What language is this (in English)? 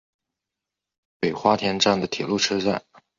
Chinese